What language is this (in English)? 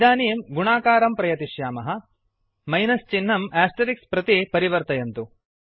Sanskrit